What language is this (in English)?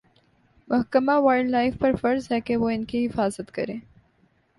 Urdu